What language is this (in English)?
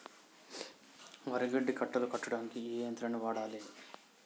Telugu